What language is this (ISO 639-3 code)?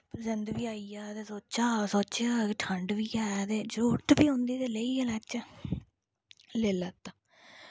doi